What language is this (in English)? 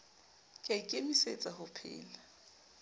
Southern Sotho